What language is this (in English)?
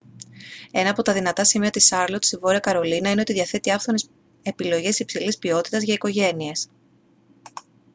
Greek